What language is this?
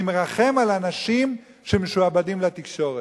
Hebrew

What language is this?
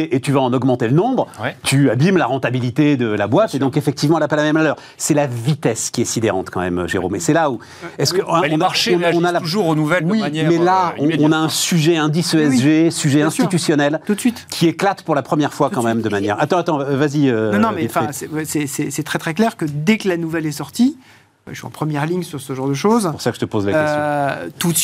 French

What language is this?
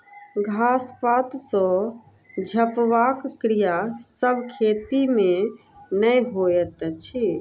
Maithili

